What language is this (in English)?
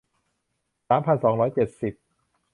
Thai